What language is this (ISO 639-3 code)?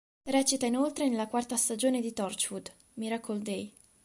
ita